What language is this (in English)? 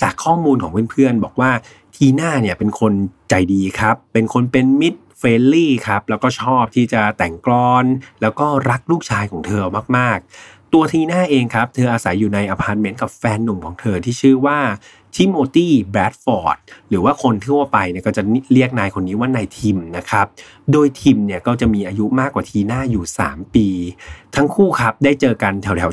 Thai